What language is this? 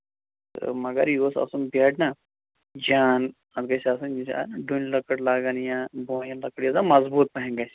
Kashmiri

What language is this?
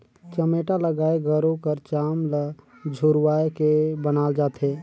Chhattisgarhi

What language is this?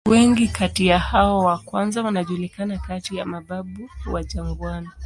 Swahili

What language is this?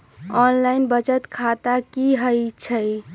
Magahi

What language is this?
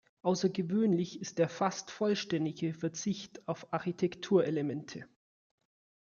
German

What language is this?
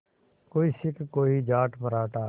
Hindi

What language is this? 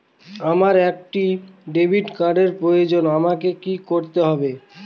Bangla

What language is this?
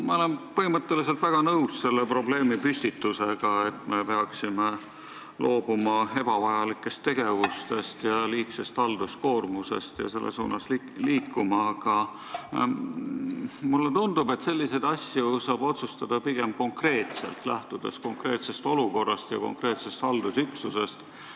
Estonian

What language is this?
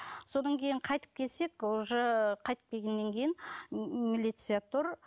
Kazakh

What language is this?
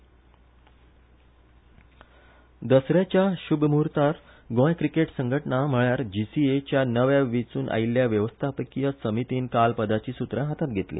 Konkani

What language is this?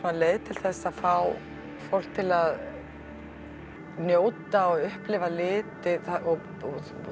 Icelandic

